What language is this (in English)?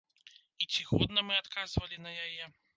Belarusian